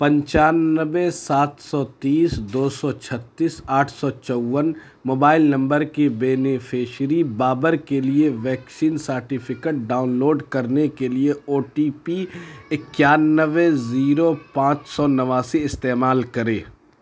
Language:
Urdu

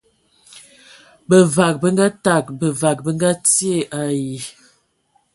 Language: Ewondo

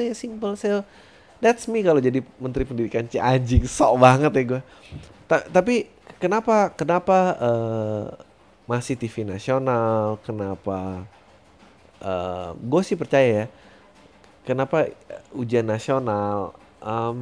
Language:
Indonesian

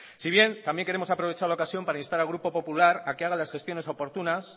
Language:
Spanish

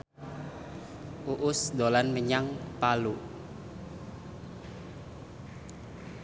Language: Javanese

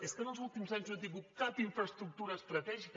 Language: Catalan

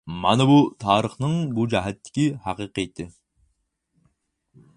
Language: Uyghur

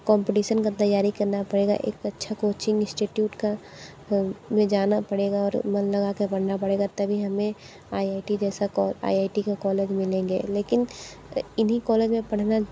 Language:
Hindi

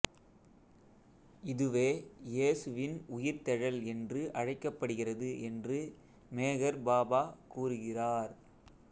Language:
Tamil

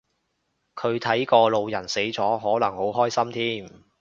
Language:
Cantonese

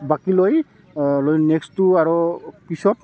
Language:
Assamese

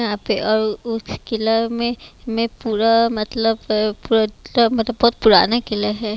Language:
Hindi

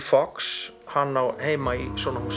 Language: Icelandic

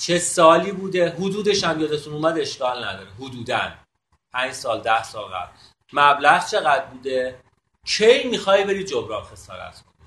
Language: Persian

